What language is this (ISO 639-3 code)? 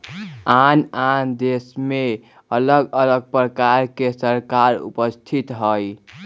mag